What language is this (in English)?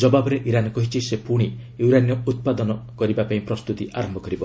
Odia